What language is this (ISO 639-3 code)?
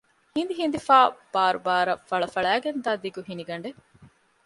div